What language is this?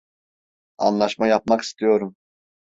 Turkish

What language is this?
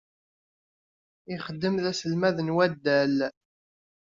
Kabyle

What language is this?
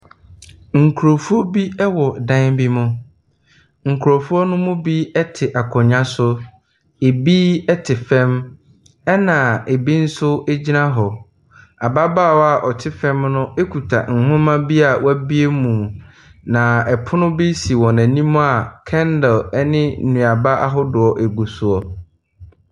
Akan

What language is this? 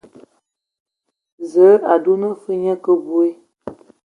Ewondo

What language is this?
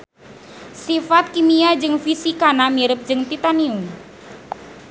Sundanese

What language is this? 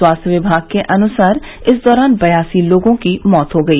Hindi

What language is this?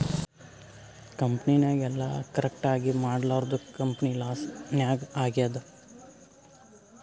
Kannada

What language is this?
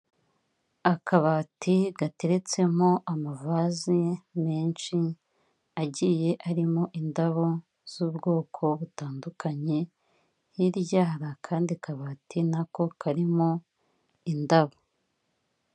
Kinyarwanda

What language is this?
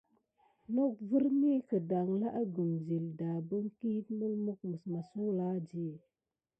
Gidar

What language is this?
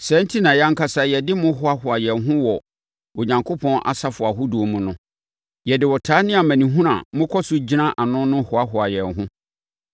Akan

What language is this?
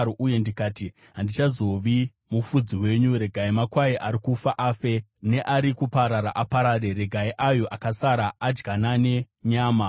Shona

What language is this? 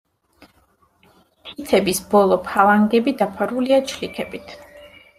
Georgian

